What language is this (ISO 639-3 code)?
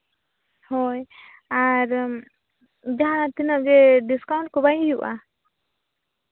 sat